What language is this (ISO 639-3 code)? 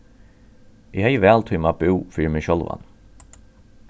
fao